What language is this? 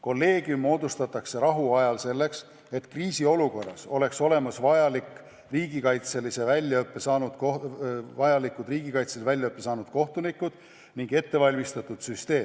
Estonian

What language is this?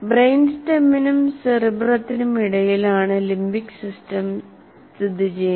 Malayalam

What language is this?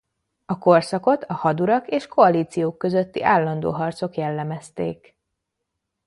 Hungarian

